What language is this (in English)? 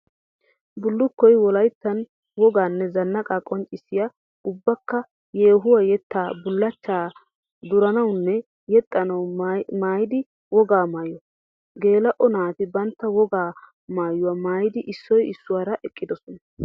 Wolaytta